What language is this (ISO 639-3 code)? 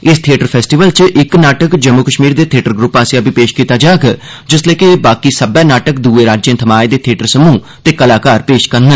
doi